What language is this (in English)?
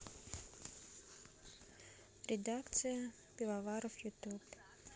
Russian